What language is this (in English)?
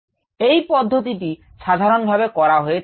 Bangla